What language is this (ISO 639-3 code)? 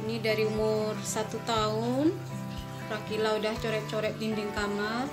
ind